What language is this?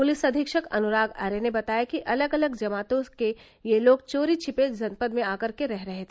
Hindi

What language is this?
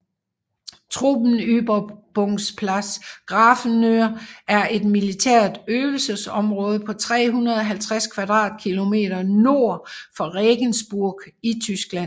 Danish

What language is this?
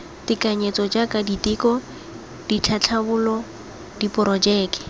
Tswana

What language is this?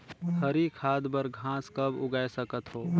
Chhattisgarhi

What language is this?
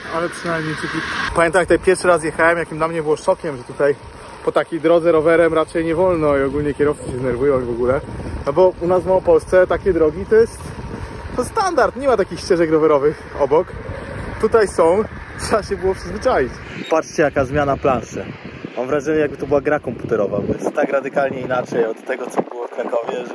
Polish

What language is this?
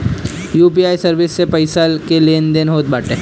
Bhojpuri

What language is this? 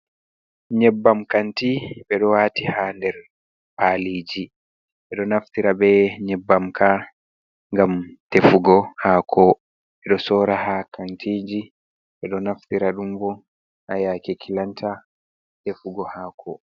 Fula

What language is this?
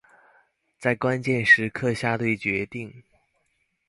Chinese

